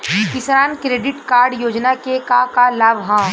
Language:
Bhojpuri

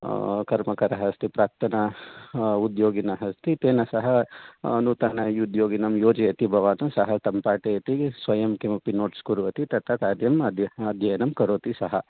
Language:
Sanskrit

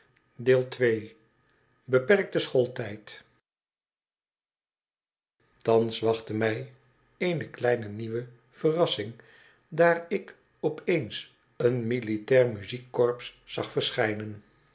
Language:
Dutch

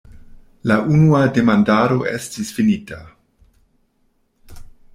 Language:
Esperanto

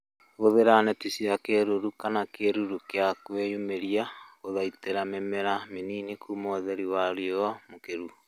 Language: Kikuyu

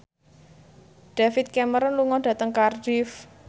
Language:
Javanese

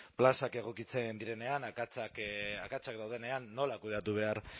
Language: Basque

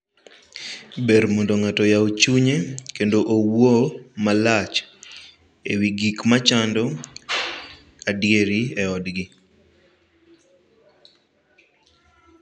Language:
Luo (Kenya and Tanzania)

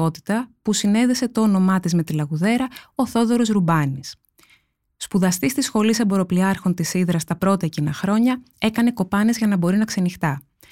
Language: Greek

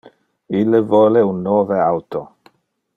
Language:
Interlingua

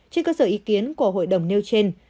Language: Vietnamese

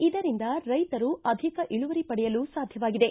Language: Kannada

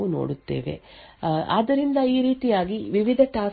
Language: Kannada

